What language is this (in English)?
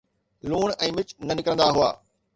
Sindhi